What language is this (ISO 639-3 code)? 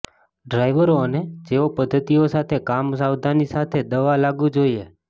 guj